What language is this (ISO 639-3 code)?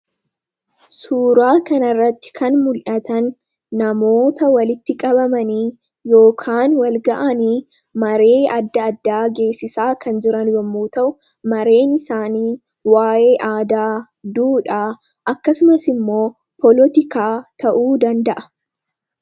orm